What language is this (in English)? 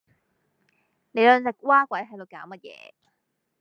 Cantonese